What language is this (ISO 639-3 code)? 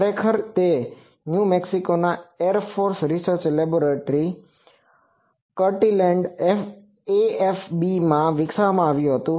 guj